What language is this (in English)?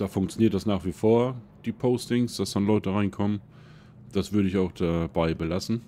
German